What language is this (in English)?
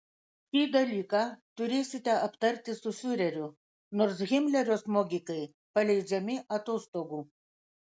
Lithuanian